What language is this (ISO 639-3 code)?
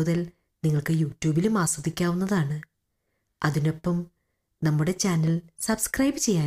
mal